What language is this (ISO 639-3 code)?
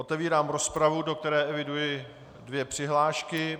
ces